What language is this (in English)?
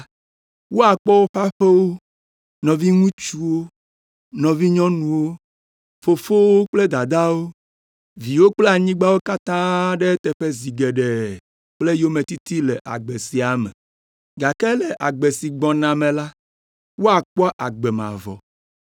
Ewe